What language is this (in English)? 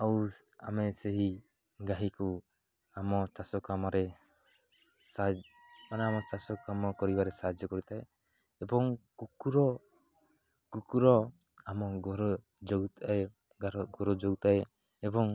Odia